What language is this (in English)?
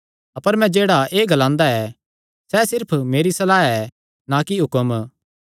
Kangri